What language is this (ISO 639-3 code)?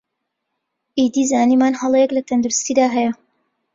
ckb